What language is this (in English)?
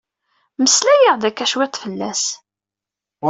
Kabyle